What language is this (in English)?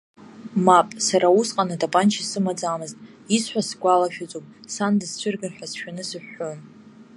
Abkhazian